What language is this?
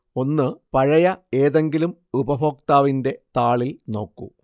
Malayalam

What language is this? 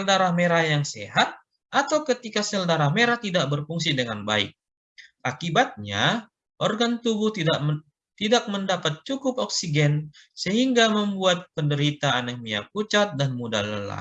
Indonesian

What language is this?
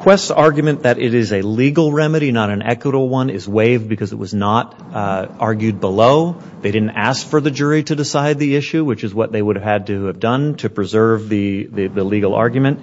English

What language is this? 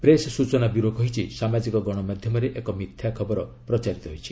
Odia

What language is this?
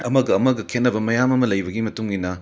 Manipuri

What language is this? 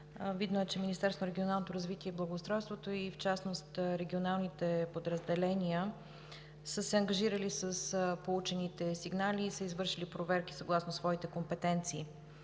Bulgarian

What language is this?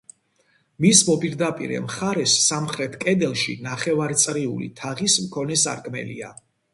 Georgian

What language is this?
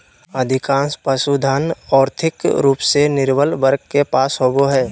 Magahi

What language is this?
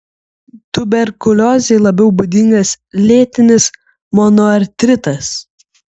Lithuanian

